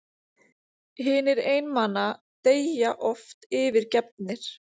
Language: Icelandic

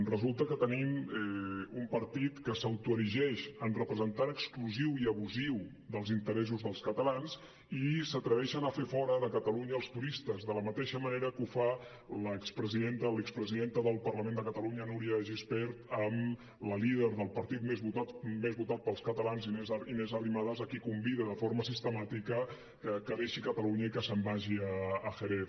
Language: Catalan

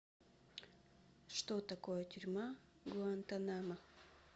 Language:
Russian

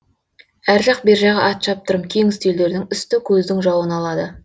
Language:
Kazakh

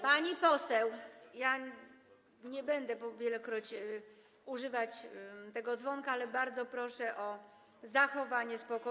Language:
Polish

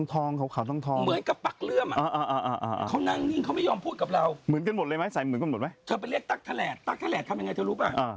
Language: Thai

